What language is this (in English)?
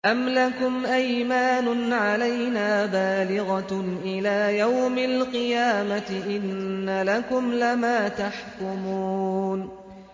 Arabic